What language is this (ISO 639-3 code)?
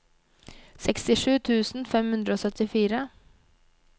nor